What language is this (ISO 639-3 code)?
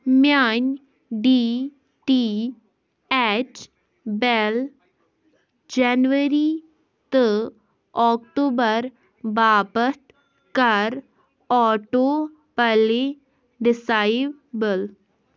kas